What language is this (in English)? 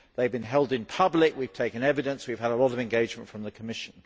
English